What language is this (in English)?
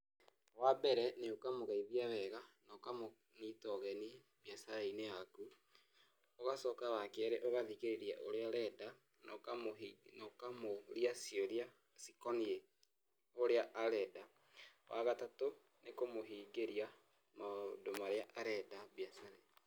Kikuyu